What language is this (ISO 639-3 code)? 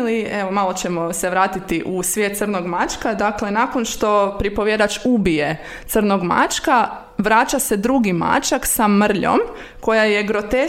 hrv